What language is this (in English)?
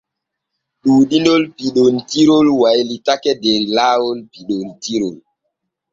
Borgu Fulfulde